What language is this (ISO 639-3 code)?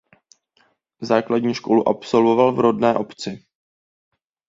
ces